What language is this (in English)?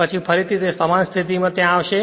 Gujarati